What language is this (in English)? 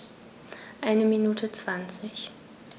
German